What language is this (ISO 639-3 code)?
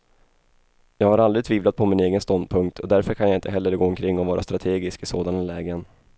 swe